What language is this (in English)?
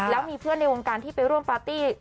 Thai